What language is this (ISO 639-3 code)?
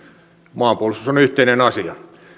fin